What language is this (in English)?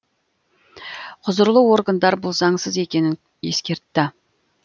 Kazakh